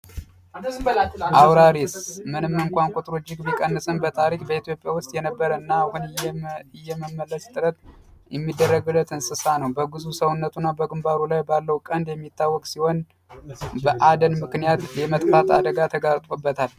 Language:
Amharic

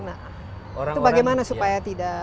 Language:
Indonesian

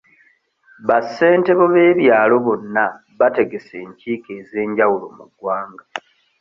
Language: Ganda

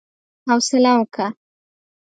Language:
Pashto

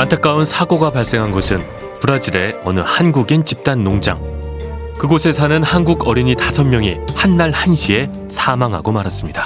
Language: Korean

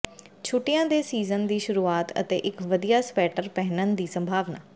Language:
Punjabi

